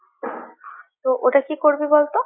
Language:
Bangla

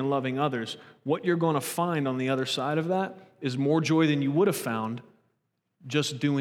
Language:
English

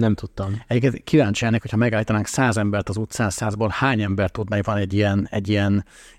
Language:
Hungarian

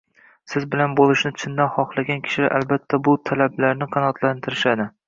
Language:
Uzbek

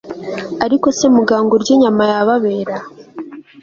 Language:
Kinyarwanda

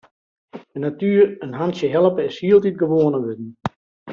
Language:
Western Frisian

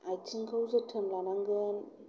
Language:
Bodo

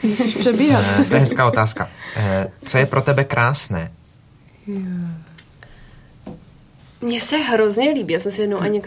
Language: Czech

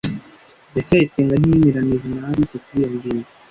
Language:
Kinyarwanda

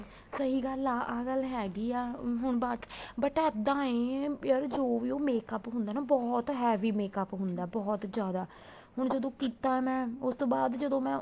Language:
Punjabi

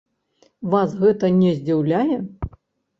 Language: Belarusian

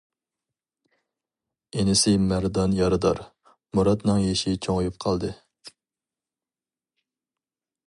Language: Uyghur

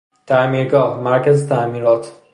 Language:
Persian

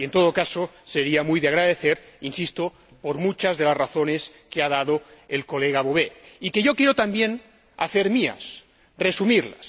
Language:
Spanish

